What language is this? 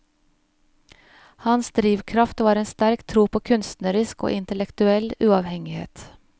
Norwegian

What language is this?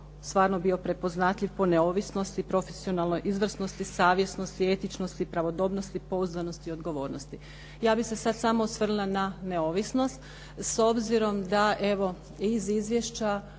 Croatian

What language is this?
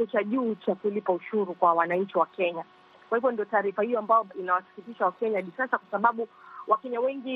Swahili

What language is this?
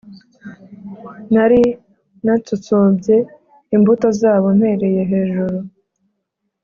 Kinyarwanda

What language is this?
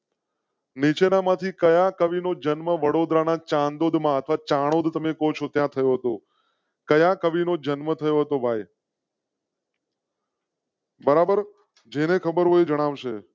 Gujarati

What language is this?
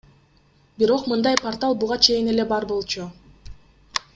Kyrgyz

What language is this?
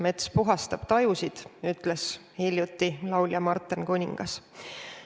Estonian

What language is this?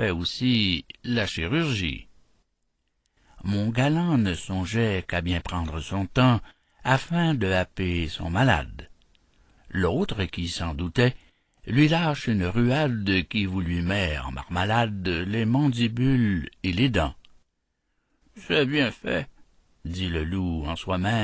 French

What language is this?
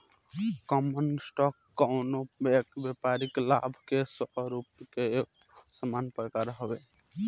Bhojpuri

